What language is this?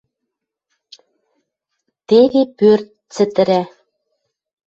Western Mari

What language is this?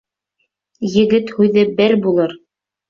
Bashkir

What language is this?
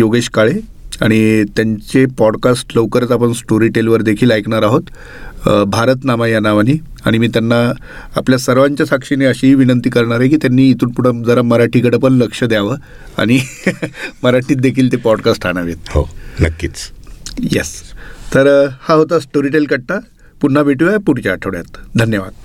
Marathi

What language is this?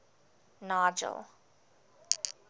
English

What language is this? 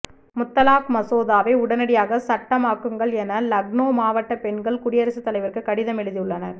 Tamil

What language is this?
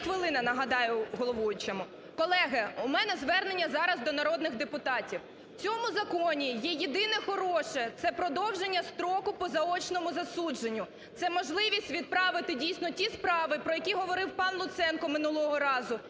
Ukrainian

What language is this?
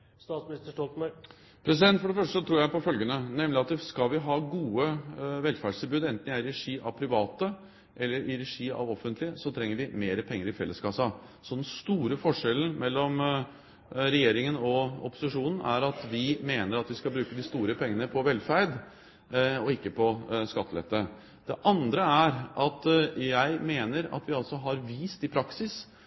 Norwegian Bokmål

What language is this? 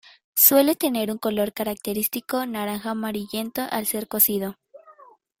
Spanish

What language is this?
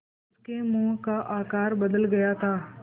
Hindi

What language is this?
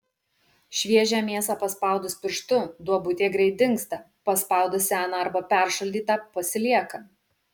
Lithuanian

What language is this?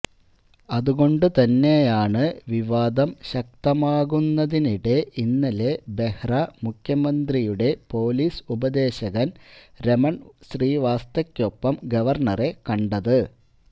Malayalam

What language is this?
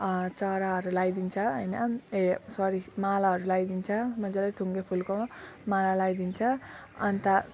Nepali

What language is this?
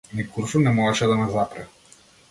Macedonian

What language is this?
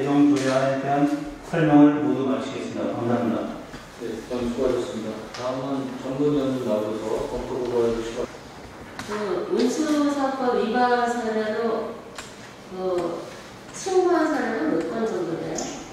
Korean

